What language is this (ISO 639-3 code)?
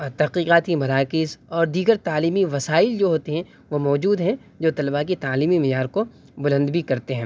urd